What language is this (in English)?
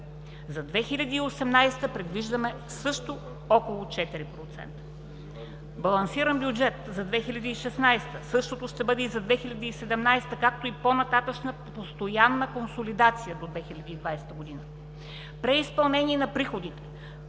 Bulgarian